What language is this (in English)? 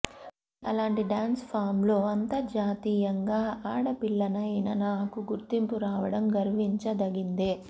Telugu